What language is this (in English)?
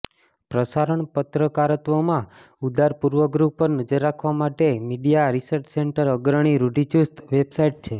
Gujarati